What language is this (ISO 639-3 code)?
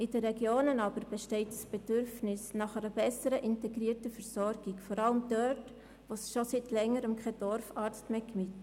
gsw